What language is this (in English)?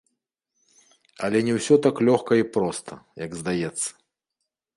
Belarusian